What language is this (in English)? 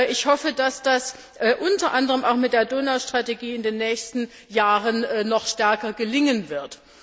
German